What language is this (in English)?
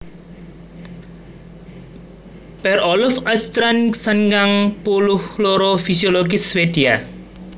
Javanese